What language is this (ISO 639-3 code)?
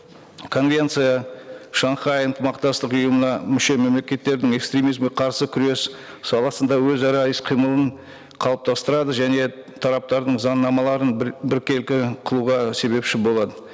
kaz